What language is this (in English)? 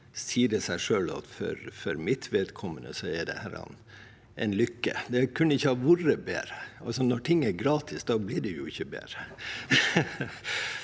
Norwegian